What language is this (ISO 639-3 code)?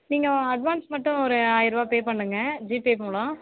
tam